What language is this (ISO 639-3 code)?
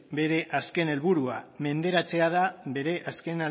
eus